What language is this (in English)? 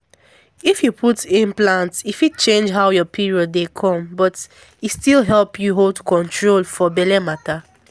Nigerian Pidgin